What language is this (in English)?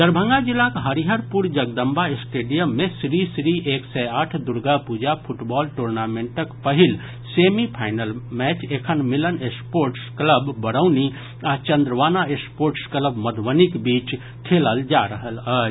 Maithili